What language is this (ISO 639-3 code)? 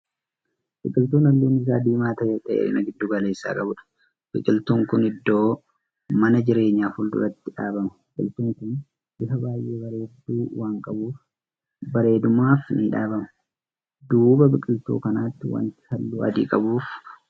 orm